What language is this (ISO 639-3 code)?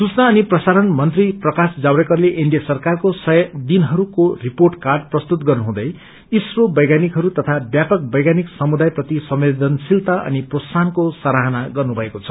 nep